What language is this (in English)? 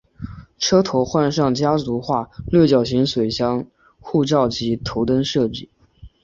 Chinese